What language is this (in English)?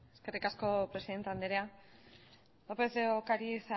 Basque